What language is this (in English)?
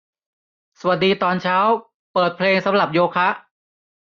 Thai